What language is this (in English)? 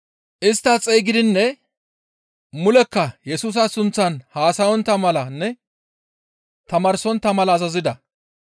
Gamo